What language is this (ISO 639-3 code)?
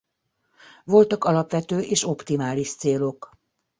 hun